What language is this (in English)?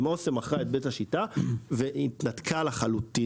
Hebrew